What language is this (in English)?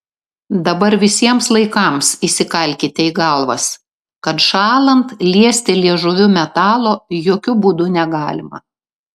Lithuanian